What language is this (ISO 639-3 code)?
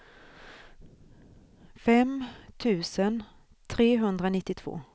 swe